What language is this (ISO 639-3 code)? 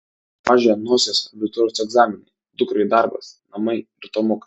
lit